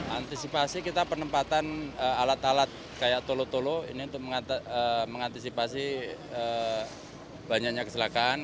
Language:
Indonesian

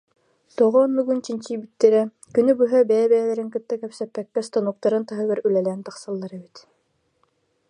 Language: Yakut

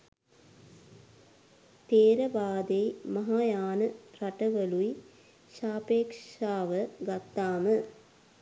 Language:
Sinhala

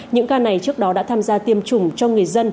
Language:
Vietnamese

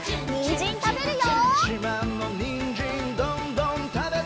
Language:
Japanese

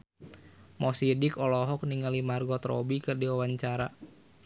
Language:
Sundanese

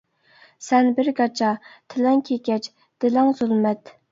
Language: Uyghur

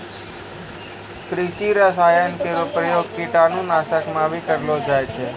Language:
Maithili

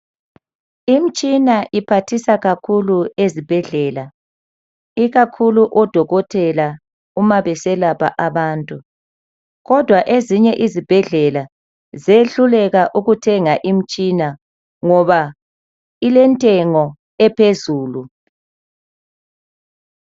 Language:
North Ndebele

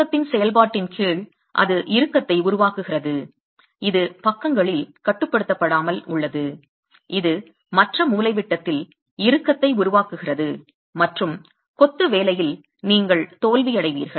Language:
Tamil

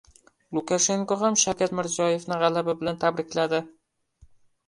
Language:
Uzbek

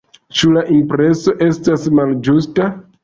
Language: Esperanto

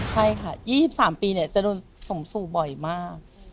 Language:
Thai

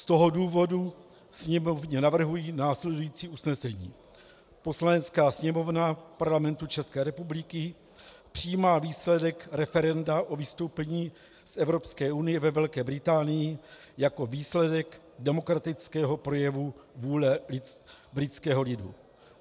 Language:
Czech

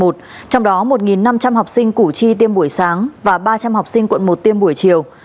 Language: Vietnamese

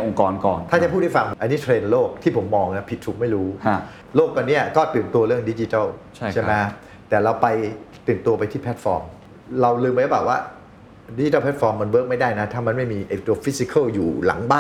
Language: Thai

